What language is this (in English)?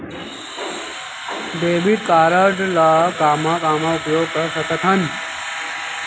Chhattisgarhi